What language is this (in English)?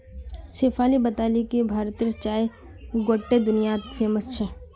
Magahi